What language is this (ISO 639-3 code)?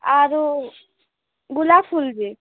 ori